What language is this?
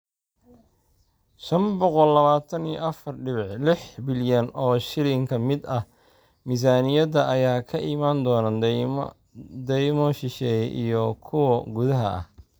Somali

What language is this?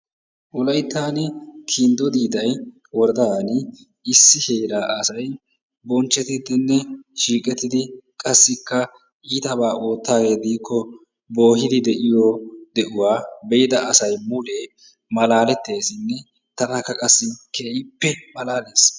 Wolaytta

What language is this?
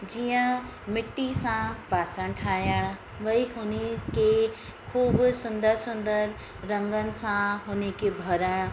Sindhi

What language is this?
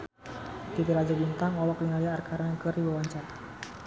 Sundanese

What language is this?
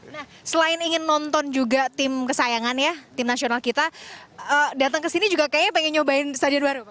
Indonesian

